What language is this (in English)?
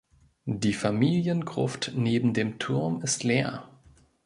German